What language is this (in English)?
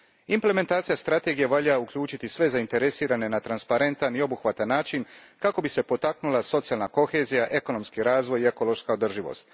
Croatian